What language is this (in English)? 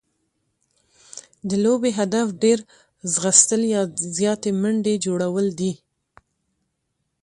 Pashto